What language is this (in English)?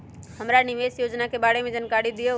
Magahi